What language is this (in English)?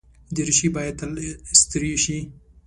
Pashto